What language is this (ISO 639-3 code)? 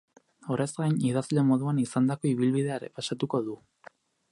eus